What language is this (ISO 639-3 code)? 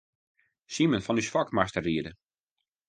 fry